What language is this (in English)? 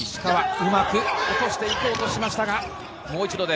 Japanese